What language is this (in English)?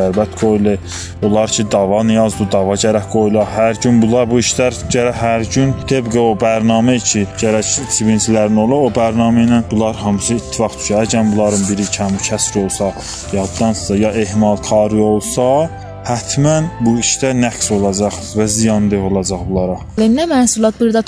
Persian